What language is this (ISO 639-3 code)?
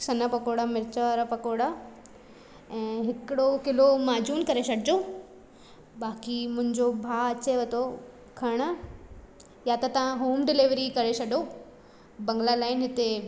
snd